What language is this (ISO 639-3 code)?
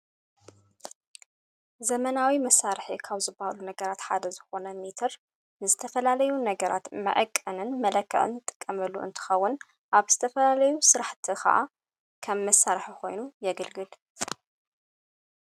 tir